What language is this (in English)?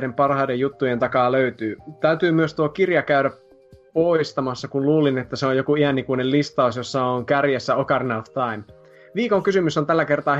Finnish